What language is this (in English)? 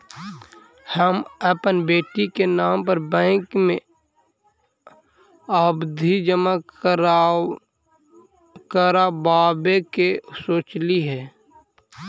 Magahi